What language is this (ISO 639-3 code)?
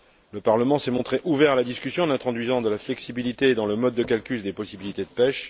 fra